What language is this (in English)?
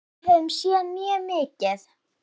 Icelandic